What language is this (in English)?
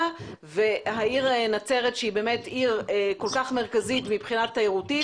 Hebrew